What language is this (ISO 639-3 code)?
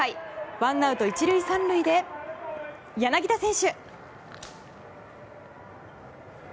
jpn